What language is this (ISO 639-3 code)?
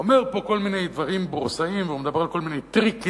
heb